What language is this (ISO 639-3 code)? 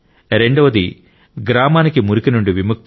tel